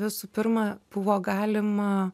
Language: Lithuanian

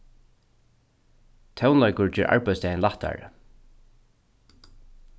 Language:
Faroese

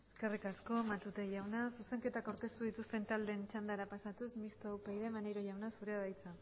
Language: Basque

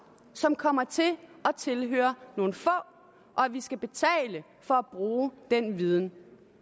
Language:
Danish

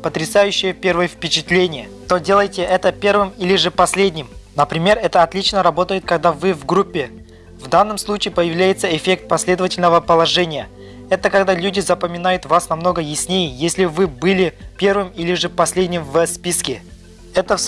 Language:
Russian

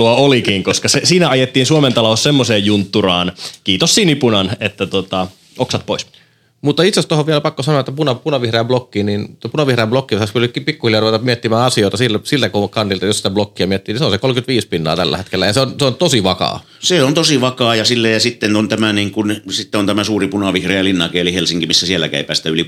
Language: Finnish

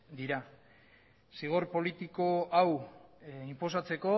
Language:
Basque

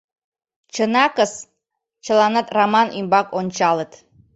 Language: Mari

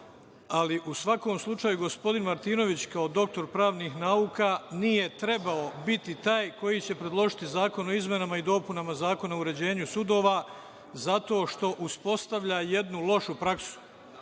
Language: Serbian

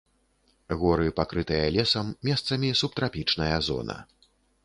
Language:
Belarusian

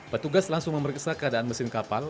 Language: Indonesian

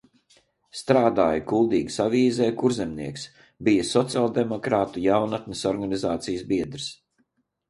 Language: Latvian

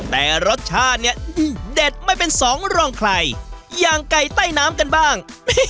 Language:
Thai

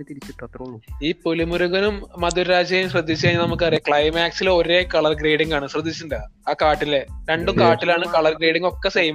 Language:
Malayalam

